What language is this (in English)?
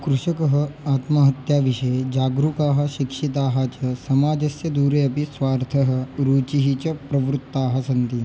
Sanskrit